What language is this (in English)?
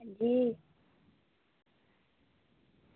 Dogri